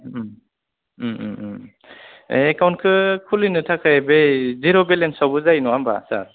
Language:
Bodo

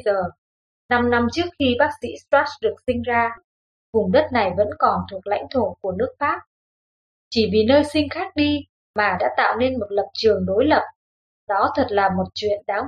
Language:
Vietnamese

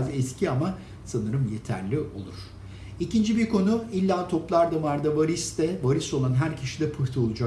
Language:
Turkish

